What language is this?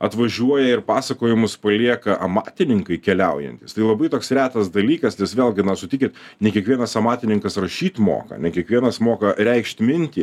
Lithuanian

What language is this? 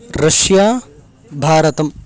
Sanskrit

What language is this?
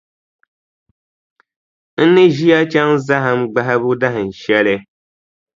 Dagbani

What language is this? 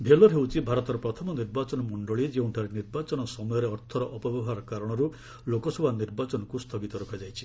Odia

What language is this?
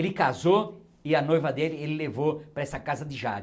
Portuguese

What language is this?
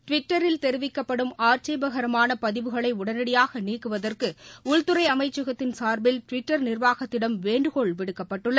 Tamil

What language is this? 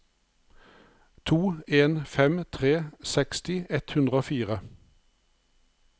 Norwegian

